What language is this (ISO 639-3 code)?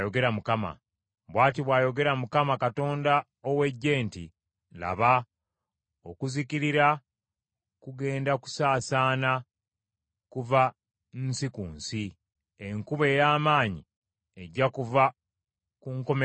lug